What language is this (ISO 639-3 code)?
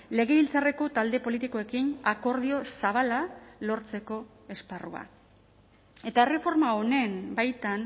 eus